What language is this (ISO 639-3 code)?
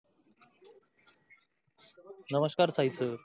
mar